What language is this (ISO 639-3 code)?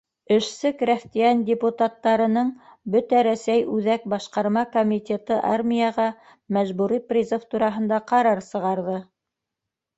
bak